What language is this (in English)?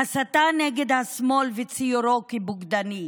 Hebrew